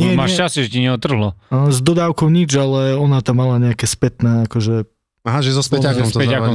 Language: Slovak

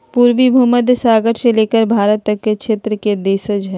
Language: Magahi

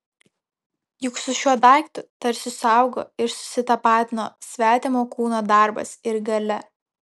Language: Lithuanian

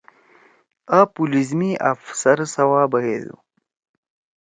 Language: Torwali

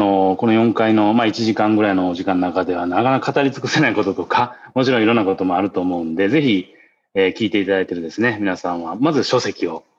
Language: Japanese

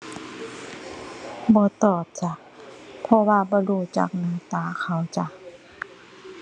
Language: Thai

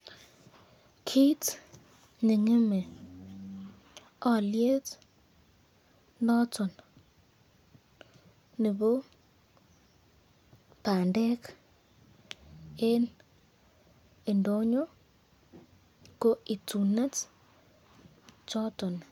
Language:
Kalenjin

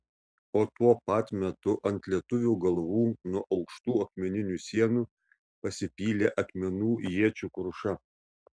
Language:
Lithuanian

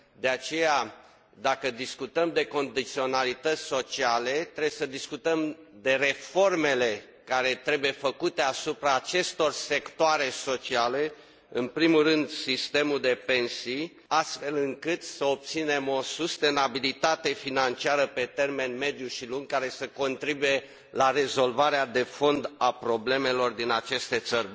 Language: Romanian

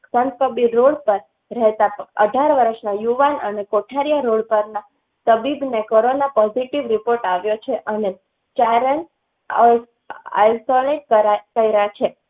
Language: Gujarati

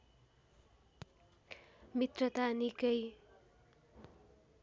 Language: Nepali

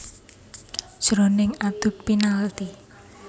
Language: Javanese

